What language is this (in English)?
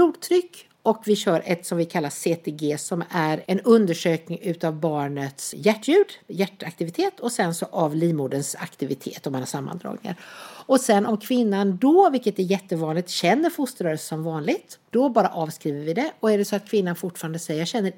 Swedish